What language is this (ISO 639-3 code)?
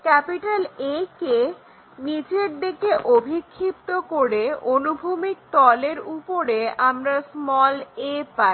ben